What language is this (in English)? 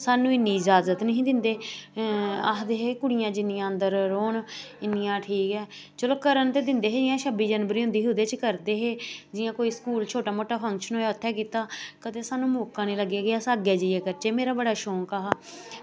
Dogri